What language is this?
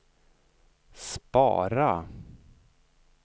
Swedish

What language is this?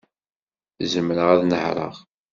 Kabyle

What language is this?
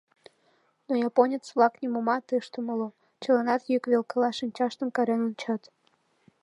Mari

